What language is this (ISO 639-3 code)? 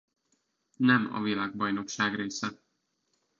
hun